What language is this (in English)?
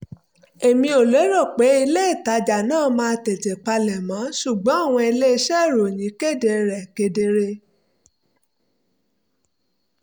Yoruba